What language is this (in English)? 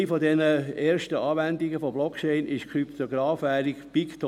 Swiss German